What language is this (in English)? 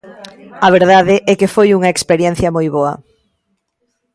Galician